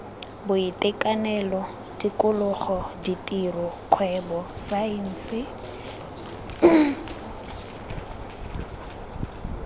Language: Tswana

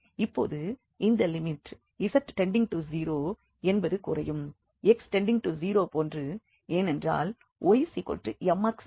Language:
Tamil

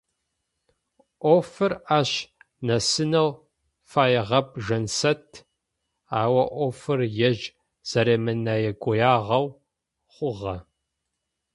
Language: Adyghe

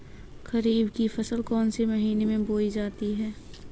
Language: Hindi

